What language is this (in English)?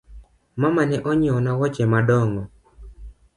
Luo (Kenya and Tanzania)